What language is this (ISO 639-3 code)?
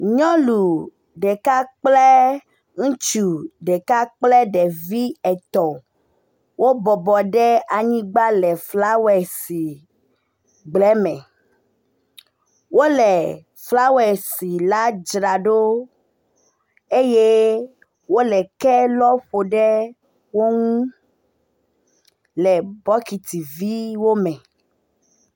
ewe